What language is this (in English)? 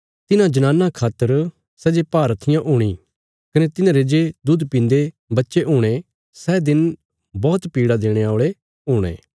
Bilaspuri